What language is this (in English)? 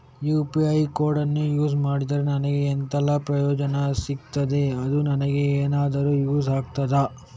Kannada